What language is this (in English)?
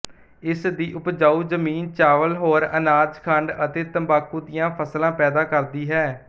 Punjabi